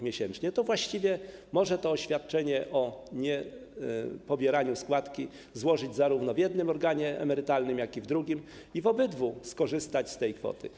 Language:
Polish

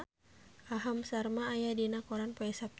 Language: Sundanese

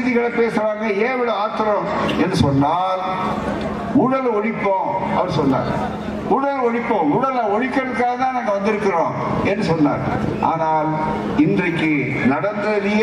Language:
Tamil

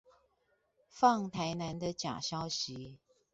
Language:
Chinese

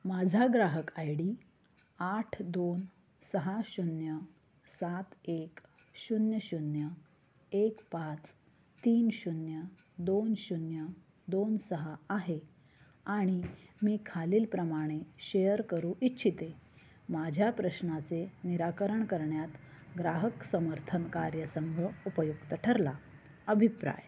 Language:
Marathi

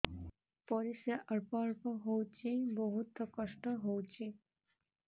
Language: Odia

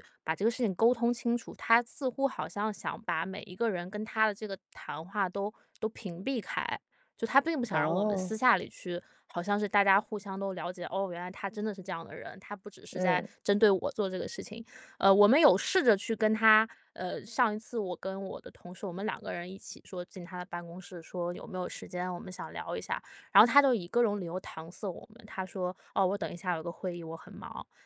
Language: Chinese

